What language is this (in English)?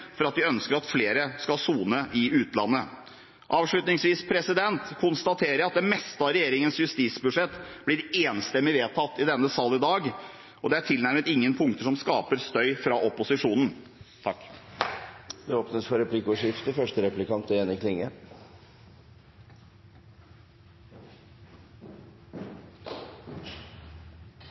Norwegian Bokmål